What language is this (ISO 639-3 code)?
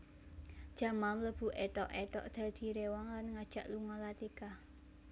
jav